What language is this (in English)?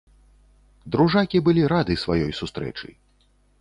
Belarusian